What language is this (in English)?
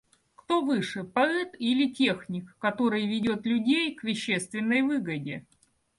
Russian